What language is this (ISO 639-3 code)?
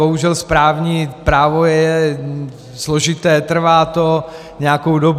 ces